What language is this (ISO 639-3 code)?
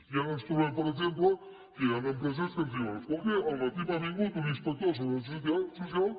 cat